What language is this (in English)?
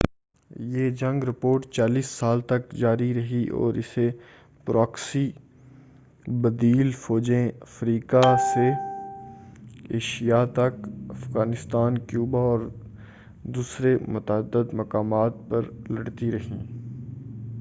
Urdu